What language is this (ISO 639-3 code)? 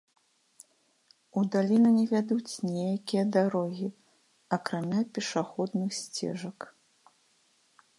bel